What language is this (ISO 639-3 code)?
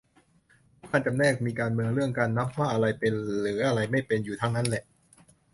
tha